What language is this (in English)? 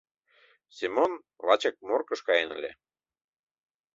Mari